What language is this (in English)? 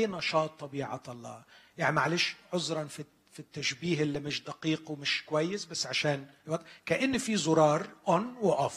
Arabic